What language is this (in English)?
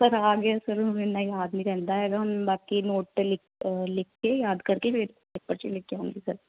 Punjabi